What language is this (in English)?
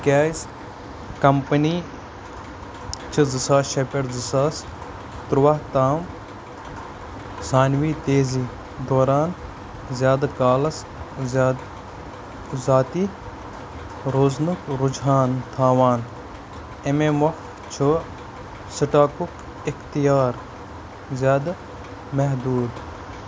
Kashmiri